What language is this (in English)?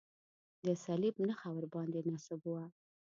Pashto